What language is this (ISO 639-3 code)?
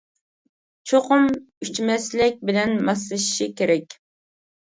uig